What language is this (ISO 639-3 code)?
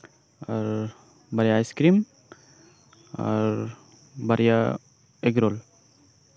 sat